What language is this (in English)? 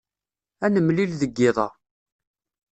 Kabyle